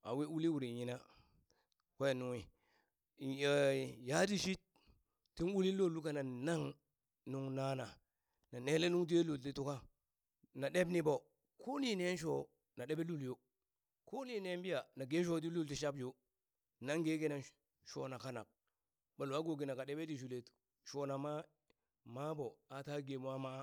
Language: Burak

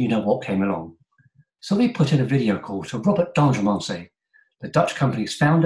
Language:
English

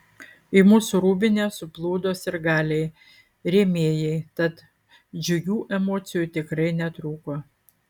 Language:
Lithuanian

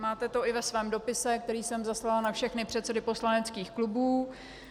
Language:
Czech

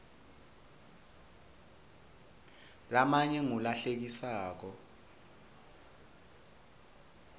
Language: Swati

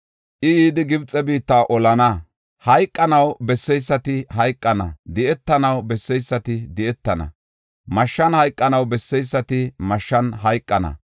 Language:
Gofa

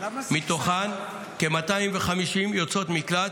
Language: Hebrew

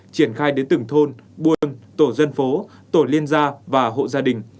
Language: Vietnamese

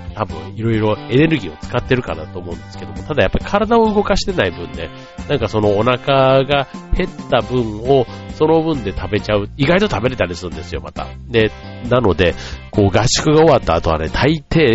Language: Japanese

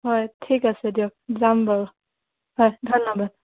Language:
Assamese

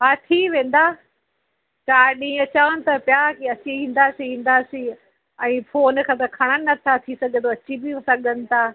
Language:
Sindhi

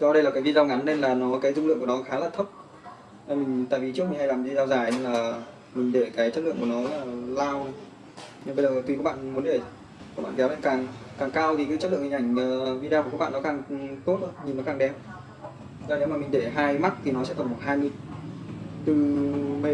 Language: Vietnamese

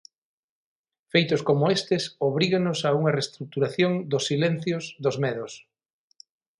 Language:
Galician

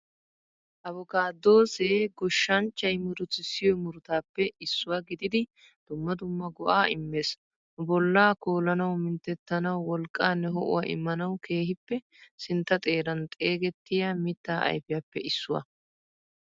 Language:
Wolaytta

